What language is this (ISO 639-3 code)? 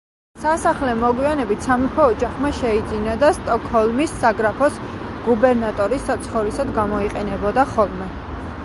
kat